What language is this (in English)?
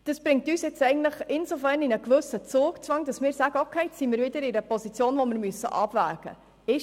Swiss German